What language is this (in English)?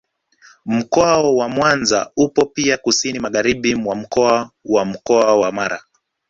Swahili